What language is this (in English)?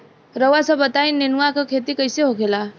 Bhojpuri